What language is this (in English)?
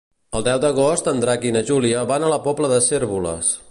Catalan